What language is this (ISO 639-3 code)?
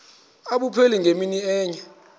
xho